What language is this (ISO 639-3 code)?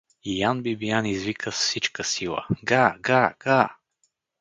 bul